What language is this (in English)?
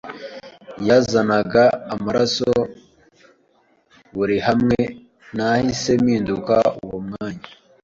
Kinyarwanda